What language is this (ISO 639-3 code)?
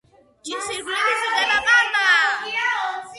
kat